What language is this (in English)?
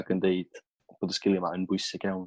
Welsh